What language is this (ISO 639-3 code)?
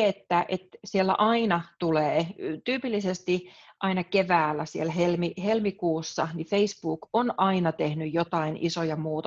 fin